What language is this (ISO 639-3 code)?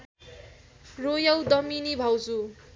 nep